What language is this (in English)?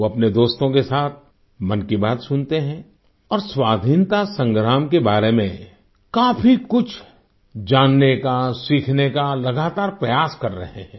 Hindi